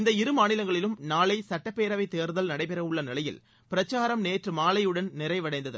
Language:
Tamil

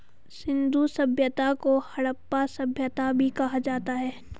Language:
Hindi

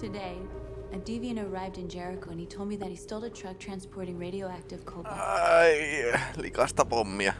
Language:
English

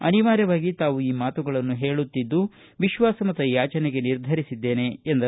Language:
Kannada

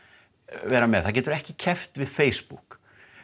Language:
Icelandic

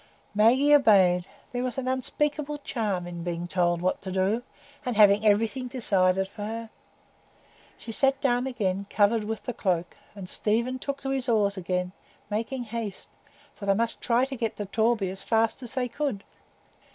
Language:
English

